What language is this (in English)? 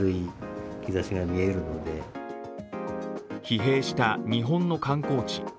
Japanese